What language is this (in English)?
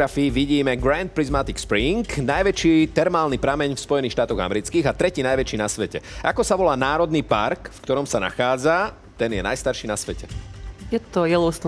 Slovak